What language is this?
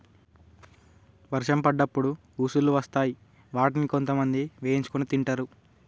Telugu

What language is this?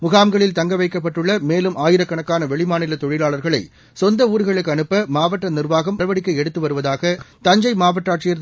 Tamil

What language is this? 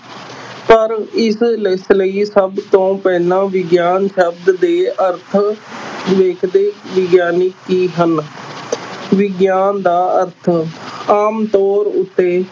Punjabi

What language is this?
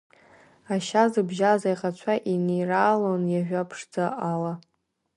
Abkhazian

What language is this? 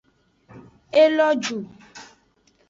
Aja (Benin)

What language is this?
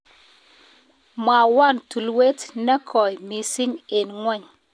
Kalenjin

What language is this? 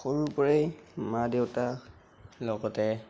Assamese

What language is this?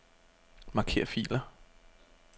Danish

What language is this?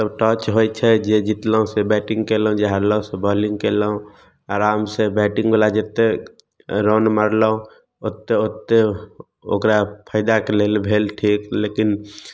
Maithili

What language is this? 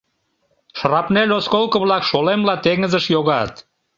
Mari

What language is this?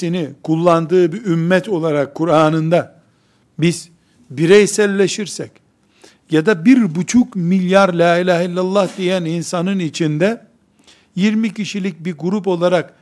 Turkish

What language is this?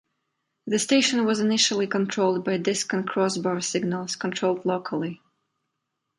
English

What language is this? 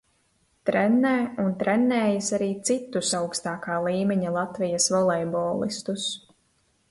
Latvian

